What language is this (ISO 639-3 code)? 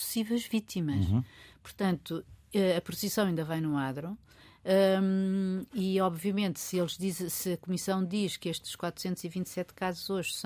por